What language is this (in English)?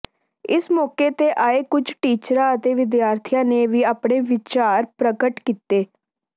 Punjabi